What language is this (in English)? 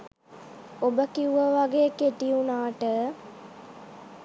Sinhala